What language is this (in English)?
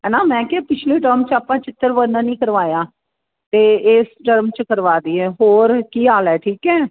Punjabi